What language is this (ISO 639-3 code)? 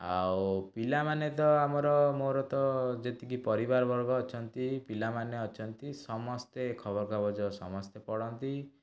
ori